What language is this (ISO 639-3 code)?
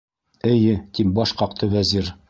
bak